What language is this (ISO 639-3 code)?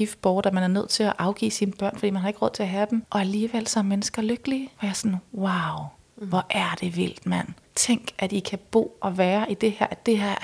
dan